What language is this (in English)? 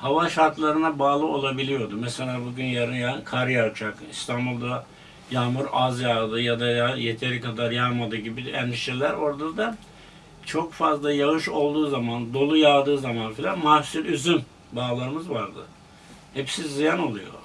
Turkish